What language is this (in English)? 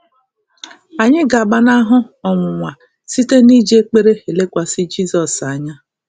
Igbo